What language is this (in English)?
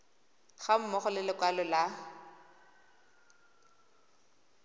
Tswana